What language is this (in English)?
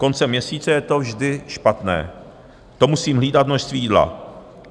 Czech